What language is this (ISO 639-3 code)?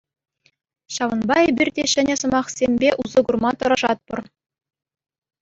chv